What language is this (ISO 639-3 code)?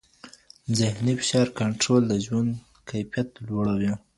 pus